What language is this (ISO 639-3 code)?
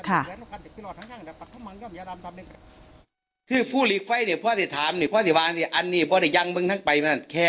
tha